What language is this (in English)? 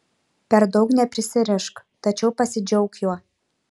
Lithuanian